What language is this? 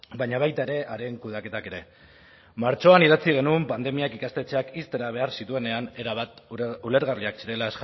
Basque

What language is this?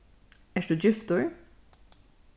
Faroese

